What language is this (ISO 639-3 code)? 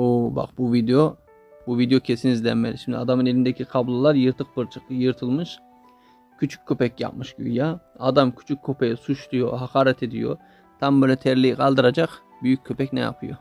tur